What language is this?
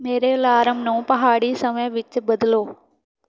Punjabi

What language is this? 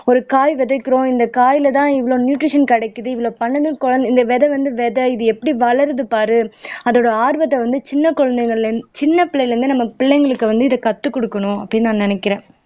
Tamil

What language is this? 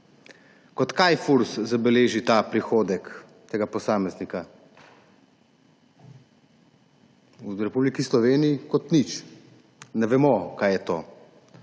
Slovenian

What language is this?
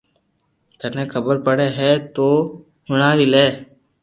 Loarki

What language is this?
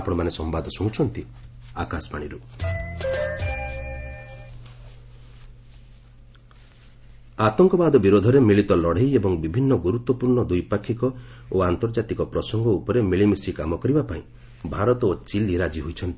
Odia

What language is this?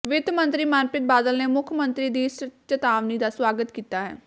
Punjabi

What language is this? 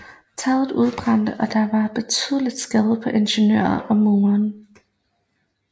Danish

